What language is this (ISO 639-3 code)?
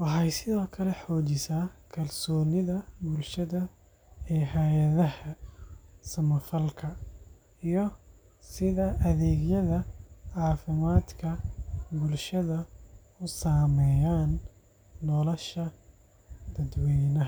som